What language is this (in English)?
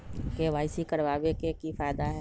Magahi